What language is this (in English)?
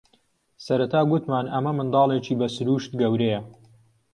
Central Kurdish